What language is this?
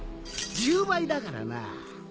Japanese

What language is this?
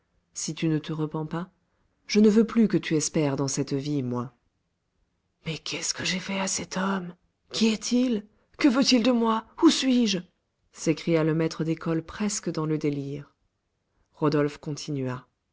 French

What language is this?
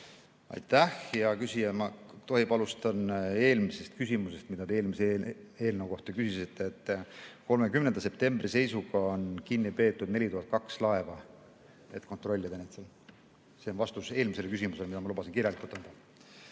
Estonian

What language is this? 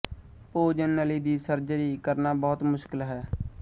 Punjabi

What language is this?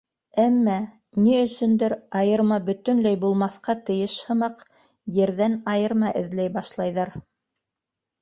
Bashkir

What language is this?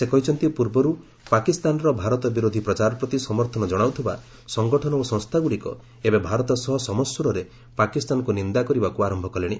Odia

